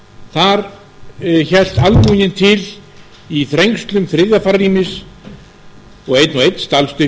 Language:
Icelandic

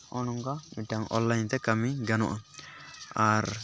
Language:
Santali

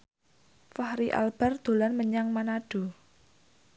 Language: Javanese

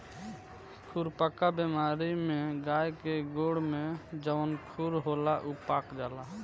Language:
Bhojpuri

